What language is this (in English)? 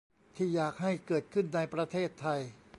Thai